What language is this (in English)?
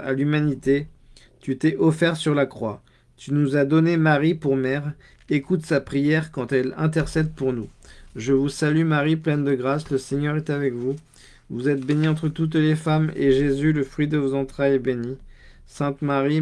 French